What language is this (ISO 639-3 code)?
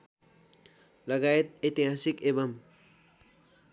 nep